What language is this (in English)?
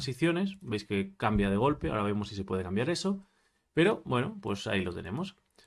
Spanish